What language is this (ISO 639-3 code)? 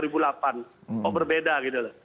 ind